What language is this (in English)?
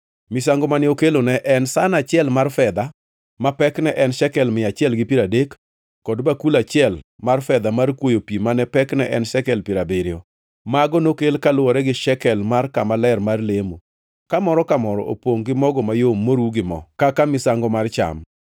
Luo (Kenya and Tanzania)